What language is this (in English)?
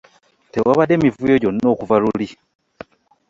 Ganda